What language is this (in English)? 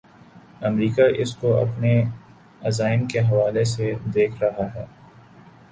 Urdu